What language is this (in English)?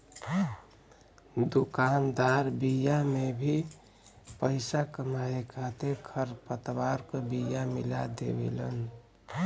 Bhojpuri